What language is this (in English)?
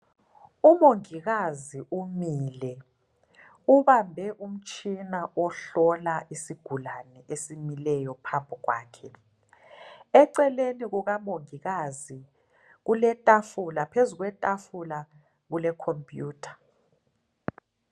North Ndebele